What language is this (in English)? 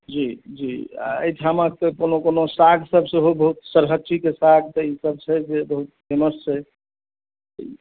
Maithili